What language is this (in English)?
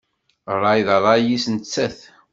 Kabyle